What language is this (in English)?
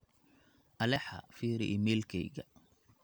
Somali